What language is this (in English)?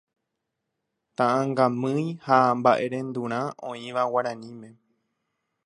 Guarani